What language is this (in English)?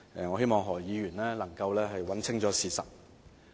Cantonese